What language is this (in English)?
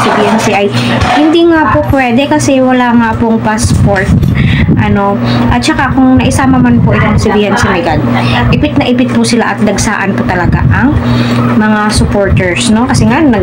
Filipino